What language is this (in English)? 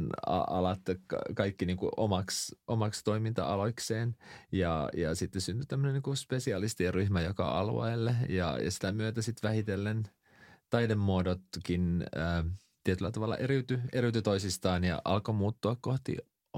Finnish